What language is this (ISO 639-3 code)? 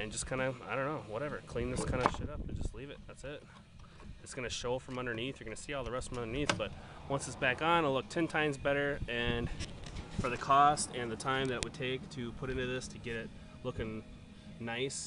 eng